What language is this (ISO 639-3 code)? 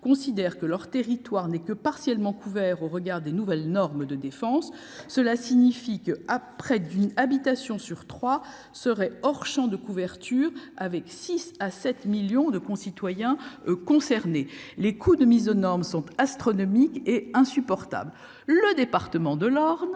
fra